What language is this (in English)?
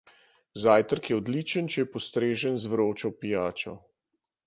Slovenian